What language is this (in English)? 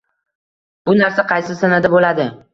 Uzbek